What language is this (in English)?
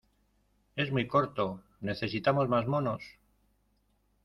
Spanish